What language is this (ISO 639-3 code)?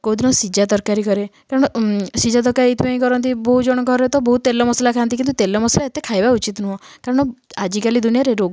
ori